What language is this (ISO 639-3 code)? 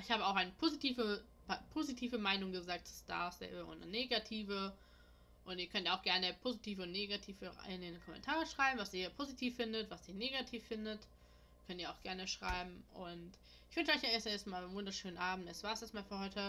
deu